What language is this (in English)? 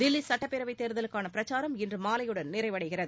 Tamil